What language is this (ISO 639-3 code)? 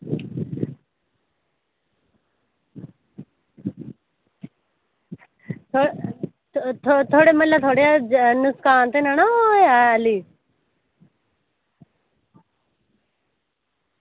doi